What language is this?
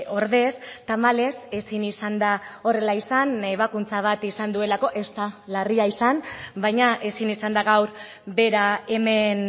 Basque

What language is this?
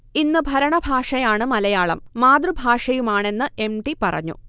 Malayalam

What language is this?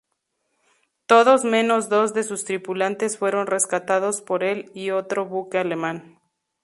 Spanish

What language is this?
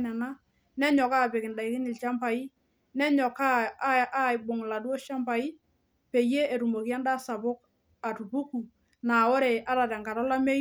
Masai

